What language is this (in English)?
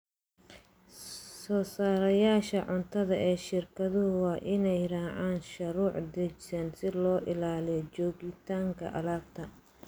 Somali